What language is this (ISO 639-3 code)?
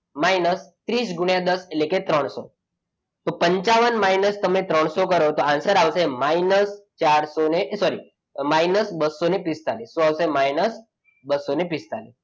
guj